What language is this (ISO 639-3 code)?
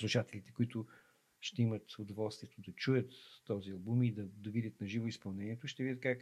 bul